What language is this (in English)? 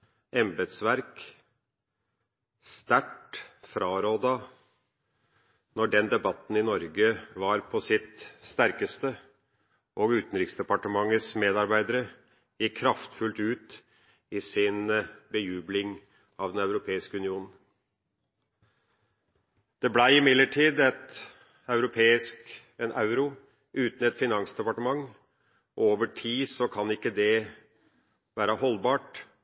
Norwegian Bokmål